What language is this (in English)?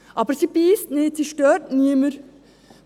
Swiss German